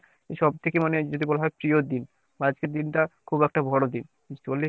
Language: Bangla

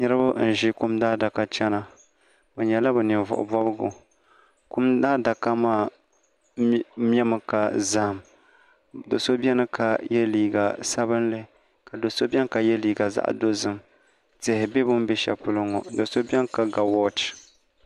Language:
Dagbani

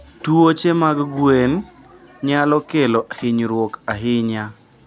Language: Luo (Kenya and Tanzania)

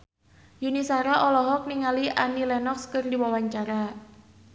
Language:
Sundanese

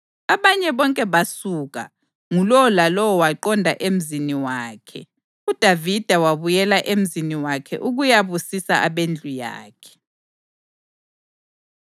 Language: North Ndebele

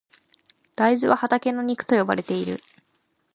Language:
Japanese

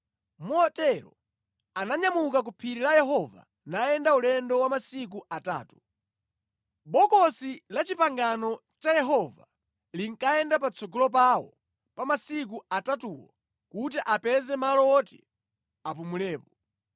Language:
Nyanja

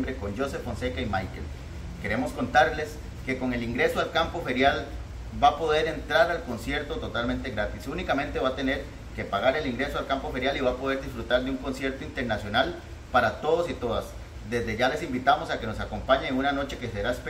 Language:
Spanish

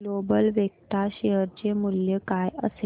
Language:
Marathi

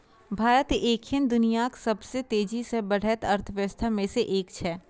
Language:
Maithili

